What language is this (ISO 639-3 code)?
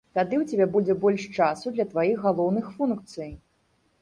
bel